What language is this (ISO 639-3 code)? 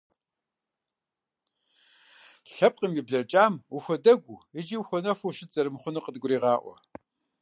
kbd